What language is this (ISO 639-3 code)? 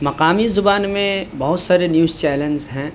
urd